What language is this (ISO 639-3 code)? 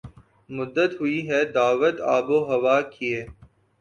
urd